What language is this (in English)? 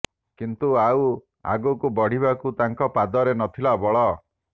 Odia